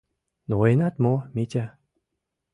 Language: Mari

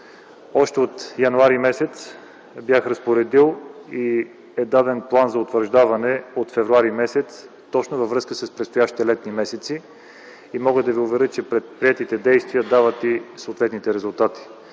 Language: Bulgarian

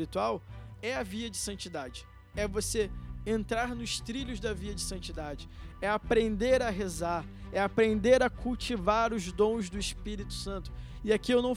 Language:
Portuguese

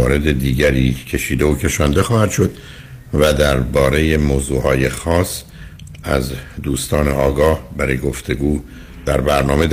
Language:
Persian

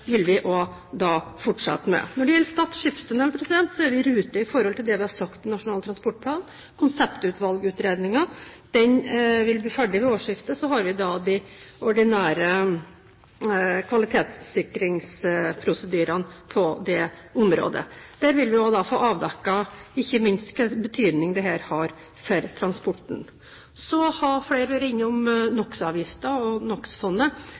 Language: Norwegian Bokmål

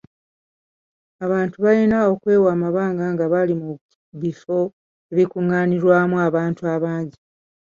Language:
Ganda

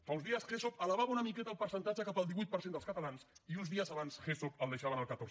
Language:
Catalan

